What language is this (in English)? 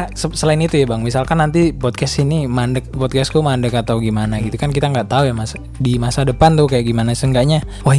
Indonesian